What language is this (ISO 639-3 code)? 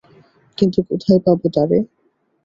ben